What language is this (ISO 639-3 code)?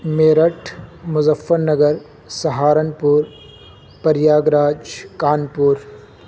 urd